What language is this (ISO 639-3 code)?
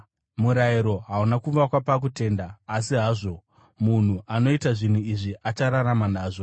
sna